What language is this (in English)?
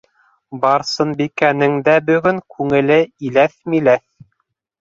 Bashkir